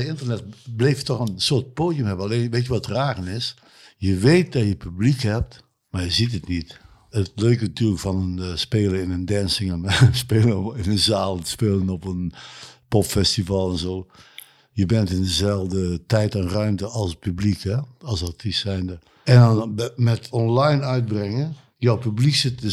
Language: Dutch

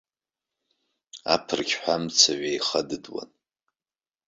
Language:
Abkhazian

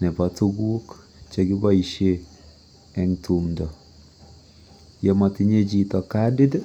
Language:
Kalenjin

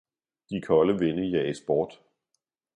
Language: Danish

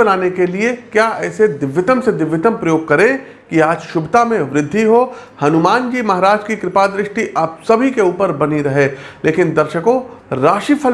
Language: Hindi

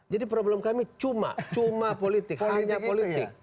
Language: Indonesian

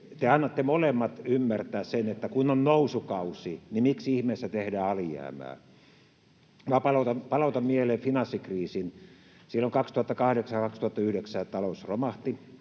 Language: Finnish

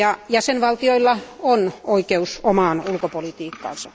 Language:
Finnish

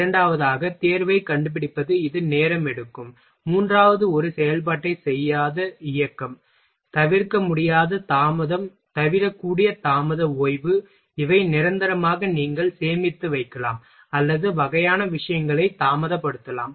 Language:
Tamil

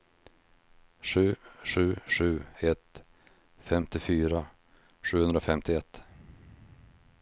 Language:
Swedish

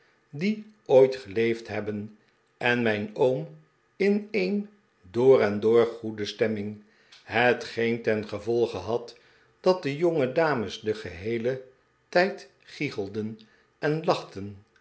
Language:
Dutch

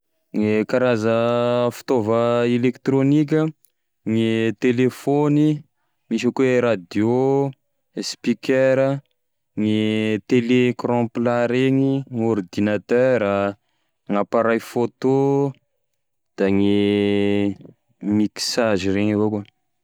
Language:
Tesaka Malagasy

